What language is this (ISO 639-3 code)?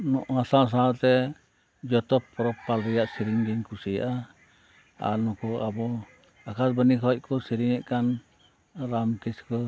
sat